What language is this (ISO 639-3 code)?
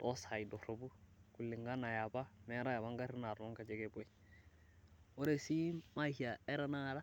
mas